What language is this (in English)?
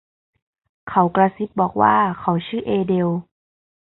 Thai